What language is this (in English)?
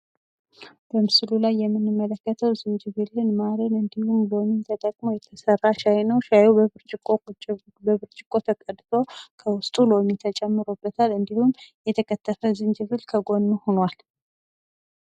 Amharic